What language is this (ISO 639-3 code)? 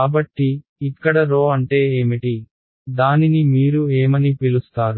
tel